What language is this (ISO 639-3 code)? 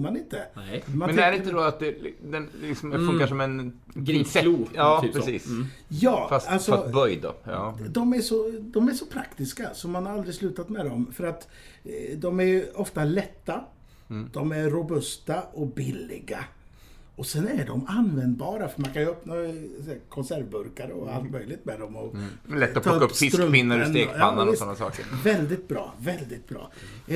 swe